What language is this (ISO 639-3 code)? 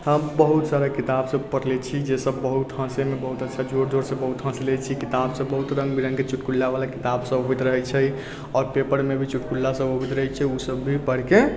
mai